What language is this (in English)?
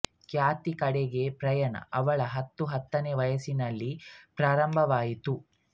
Kannada